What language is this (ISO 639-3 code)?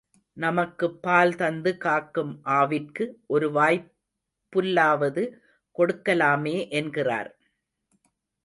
tam